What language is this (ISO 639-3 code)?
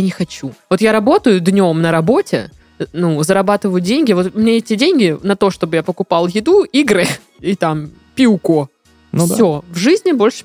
rus